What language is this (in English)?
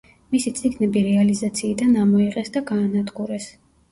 Georgian